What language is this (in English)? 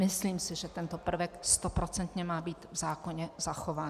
Czech